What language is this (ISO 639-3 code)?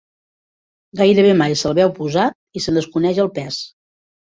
cat